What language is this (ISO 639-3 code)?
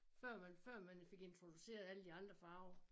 dan